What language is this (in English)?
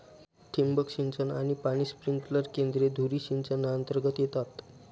Marathi